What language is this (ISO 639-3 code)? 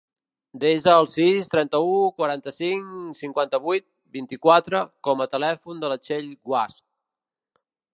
cat